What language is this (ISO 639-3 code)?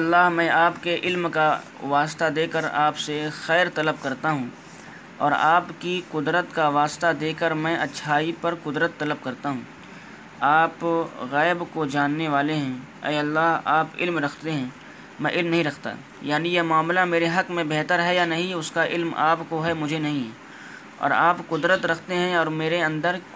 urd